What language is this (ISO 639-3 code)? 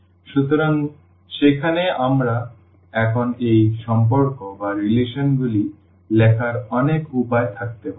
ben